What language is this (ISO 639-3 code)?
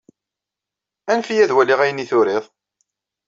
kab